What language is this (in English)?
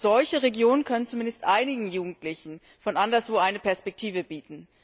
German